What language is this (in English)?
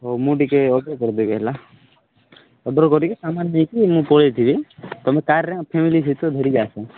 Odia